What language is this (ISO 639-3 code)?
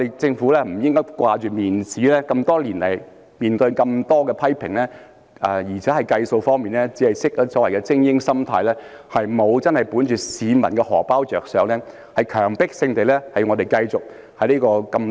yue